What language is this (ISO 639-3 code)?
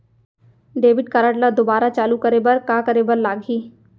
hne